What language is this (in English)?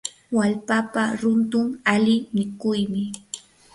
Yanahuanca Pasco Quechua